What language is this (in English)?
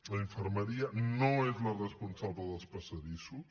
Catalan